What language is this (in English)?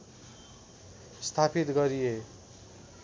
Nepali